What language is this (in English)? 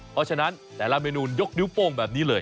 Thai